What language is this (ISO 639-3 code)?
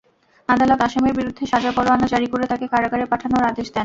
ben